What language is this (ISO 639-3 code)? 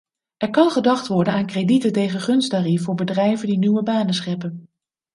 nld